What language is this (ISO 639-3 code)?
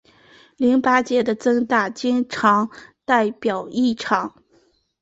zho